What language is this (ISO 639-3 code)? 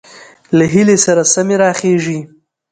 pus